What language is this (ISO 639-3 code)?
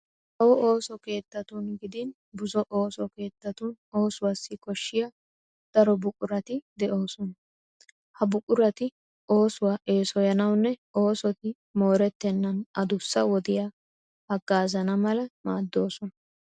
wal